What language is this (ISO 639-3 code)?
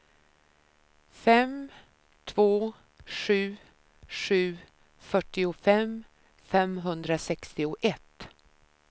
swe